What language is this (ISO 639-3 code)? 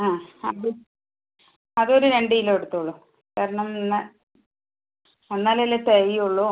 mal